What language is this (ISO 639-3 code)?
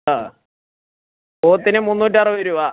mal